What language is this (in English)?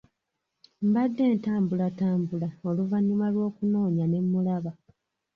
Ganda